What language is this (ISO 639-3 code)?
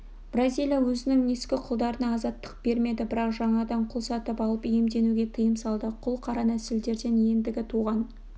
kaz